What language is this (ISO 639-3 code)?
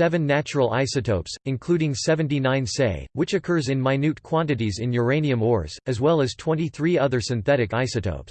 eng